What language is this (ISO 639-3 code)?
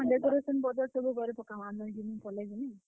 ori